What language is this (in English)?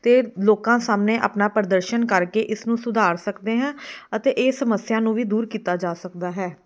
Punjabi